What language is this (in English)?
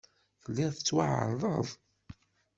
Kabyle